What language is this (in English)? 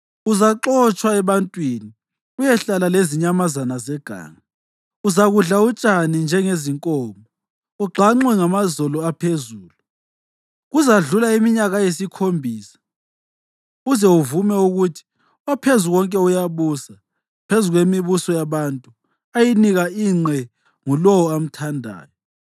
North Ndebele